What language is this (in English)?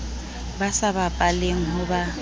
Southern Sotho